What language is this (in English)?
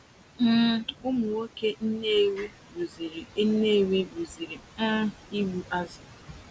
Igbo